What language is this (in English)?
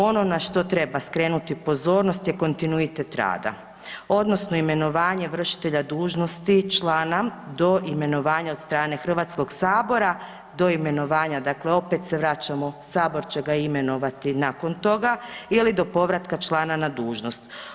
Croatian